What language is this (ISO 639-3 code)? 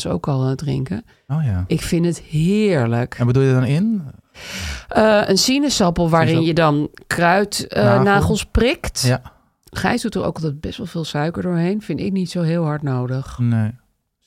nld